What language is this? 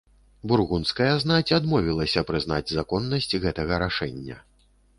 Belarusian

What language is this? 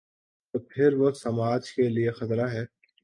Urdu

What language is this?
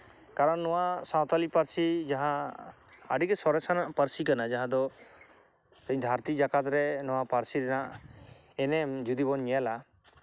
Santali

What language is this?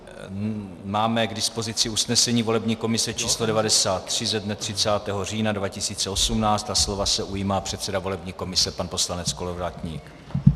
Czech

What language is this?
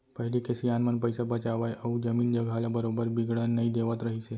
Chhattisgarhi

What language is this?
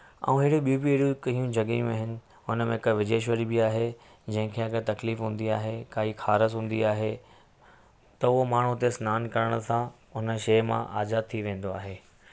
Sindhi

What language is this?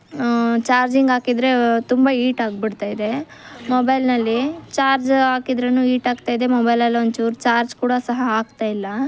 Kannada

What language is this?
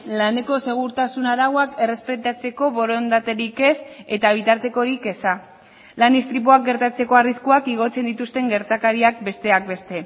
Basque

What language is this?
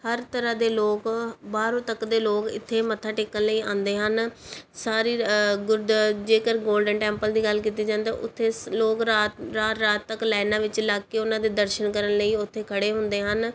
Punjabi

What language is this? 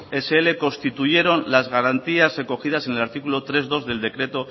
Spanish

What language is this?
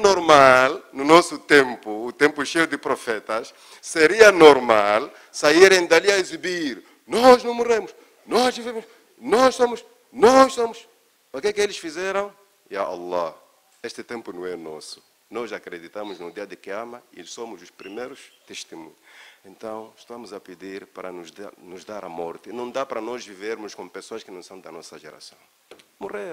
Portuguese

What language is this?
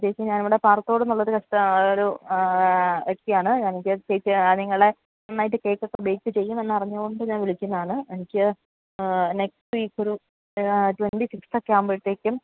Malayalam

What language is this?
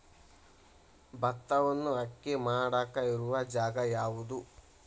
Kannada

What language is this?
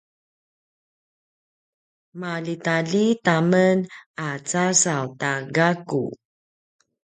Paiwan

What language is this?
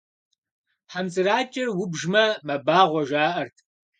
Kabardian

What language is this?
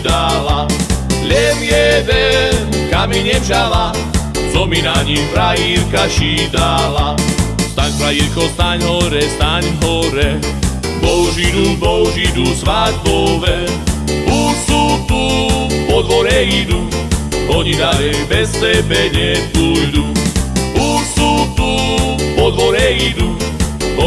Slovak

